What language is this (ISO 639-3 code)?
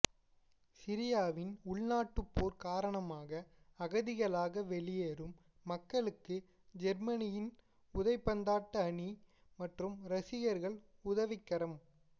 tam